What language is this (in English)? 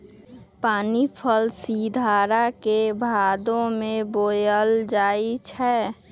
Magahi